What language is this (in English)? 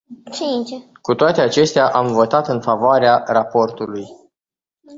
Romanian